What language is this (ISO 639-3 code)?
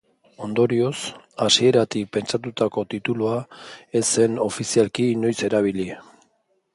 eus